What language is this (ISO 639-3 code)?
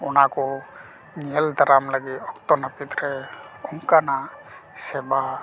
sat